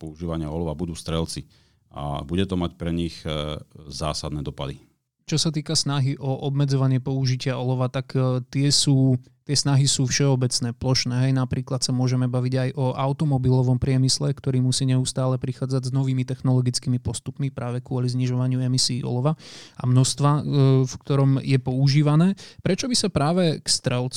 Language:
Slovak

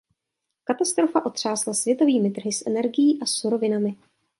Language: Czech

